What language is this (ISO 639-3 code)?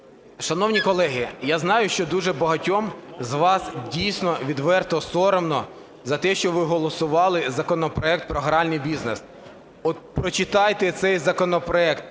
ukr